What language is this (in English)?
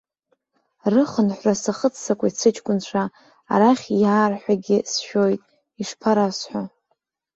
Abkhazian